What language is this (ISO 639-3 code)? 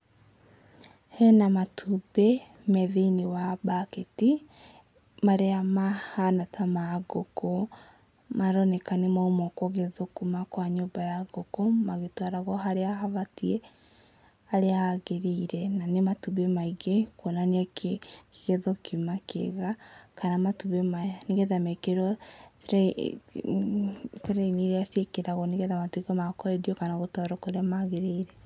kik